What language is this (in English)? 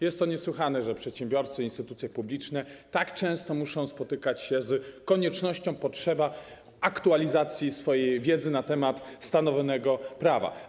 Polish